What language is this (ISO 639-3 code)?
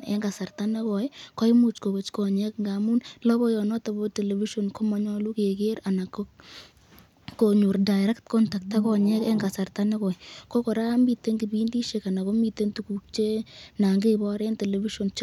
kln